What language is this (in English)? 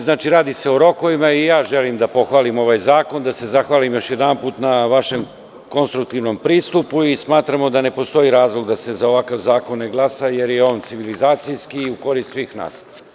Serbian